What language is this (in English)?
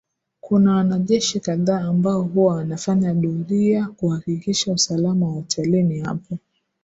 Swahili